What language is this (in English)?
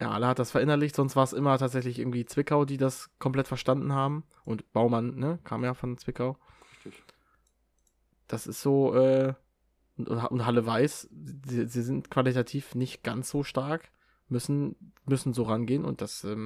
German